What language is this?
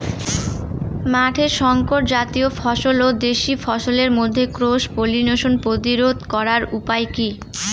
Bangla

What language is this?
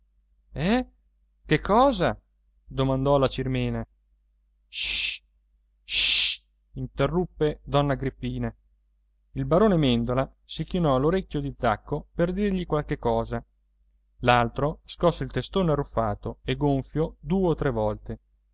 Italian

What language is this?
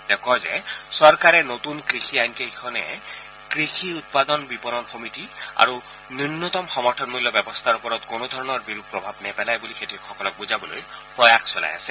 Assamese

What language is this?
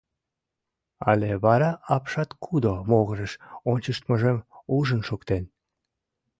Mari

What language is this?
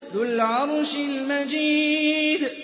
Arabic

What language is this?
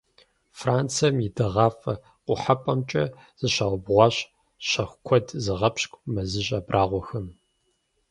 Kabardian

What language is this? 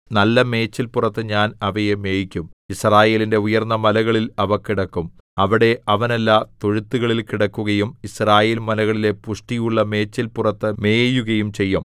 Malayalam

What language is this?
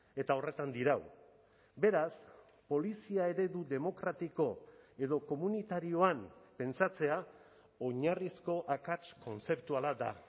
Basque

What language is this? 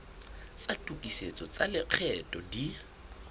Southern Sotho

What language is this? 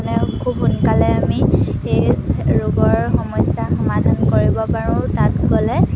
Assamese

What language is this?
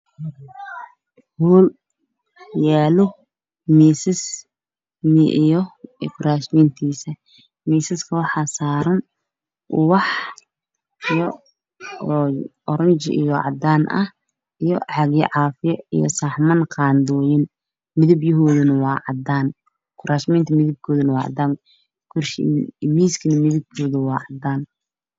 Somali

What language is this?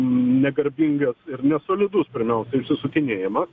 Lithuanian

